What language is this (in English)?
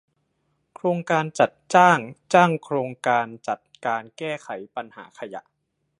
Thai